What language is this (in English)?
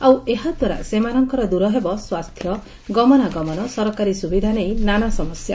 Odia